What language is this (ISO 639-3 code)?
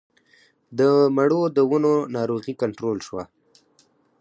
pus